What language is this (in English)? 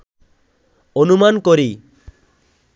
Bangla